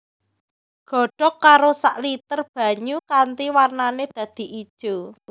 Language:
Javanese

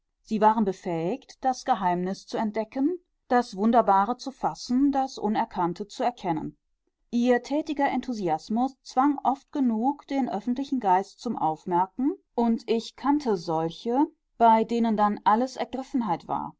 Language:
German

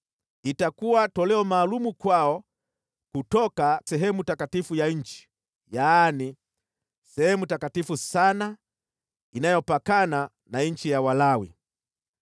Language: Swahili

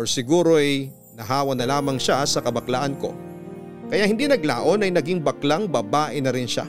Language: Filipino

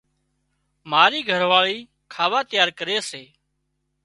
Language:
Wadiyara Koli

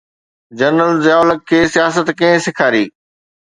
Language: Sindhi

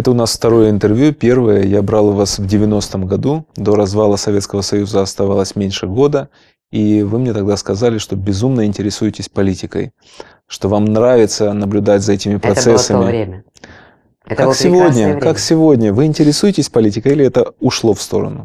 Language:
Russian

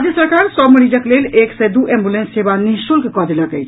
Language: Maithili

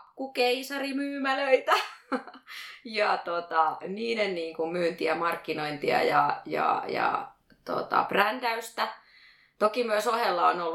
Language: Finnish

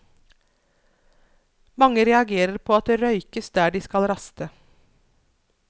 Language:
Norwegian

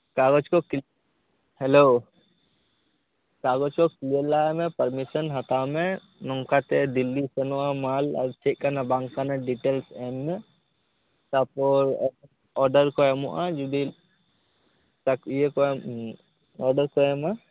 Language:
Santali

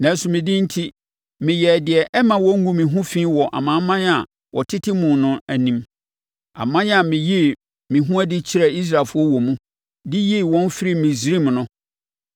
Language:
Akan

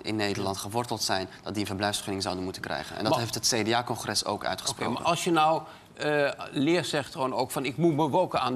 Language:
Dutch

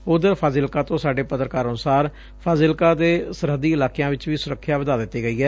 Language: Punjabi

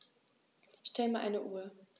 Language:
German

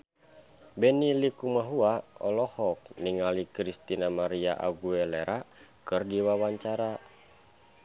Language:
Sundanese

